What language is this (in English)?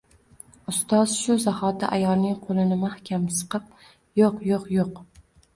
Uzbek